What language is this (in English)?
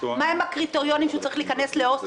Hebrew